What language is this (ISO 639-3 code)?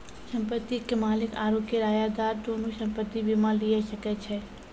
mai